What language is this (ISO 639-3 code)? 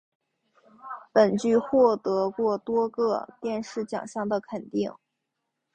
zho